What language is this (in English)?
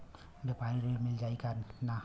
Bhojpuri